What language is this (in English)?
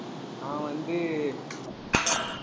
Tamil